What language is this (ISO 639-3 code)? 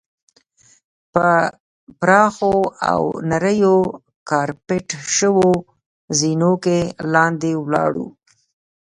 pus